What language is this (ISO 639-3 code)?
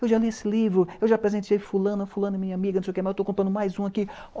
por